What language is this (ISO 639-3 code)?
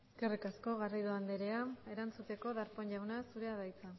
eus